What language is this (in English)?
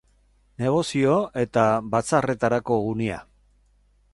Basque